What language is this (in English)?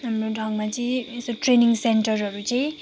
Nepali